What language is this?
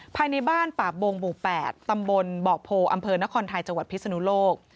Thai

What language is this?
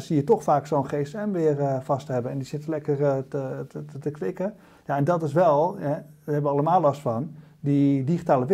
Dutch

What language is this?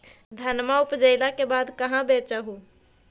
Magahi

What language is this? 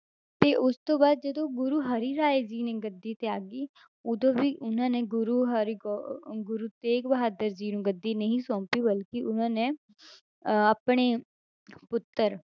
Punjabi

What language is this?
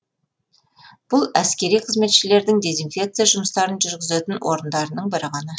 Kazakh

